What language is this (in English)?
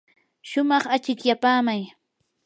Yanahuanca Pasco Quechua